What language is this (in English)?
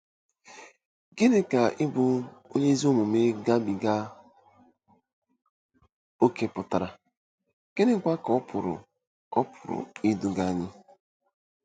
Igbo